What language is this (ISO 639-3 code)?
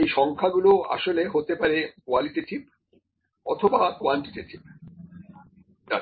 ben